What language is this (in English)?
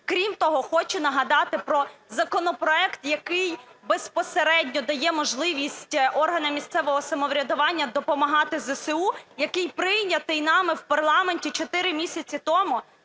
Ukrainian